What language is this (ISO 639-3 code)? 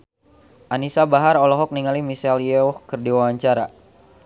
sun